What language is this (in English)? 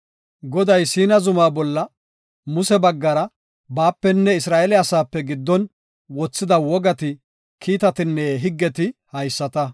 Gofa